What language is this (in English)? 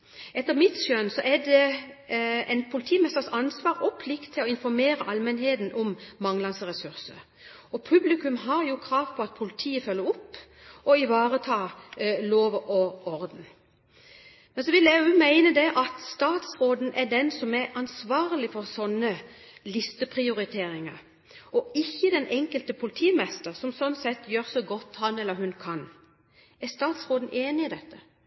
Norwegian Bokmål